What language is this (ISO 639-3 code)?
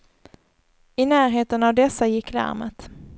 swe